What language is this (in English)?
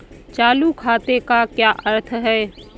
Hindi